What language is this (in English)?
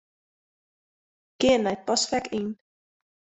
Western Frisian